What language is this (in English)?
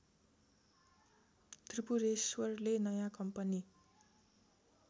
Nepali